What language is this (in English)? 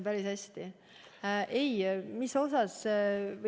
Estonian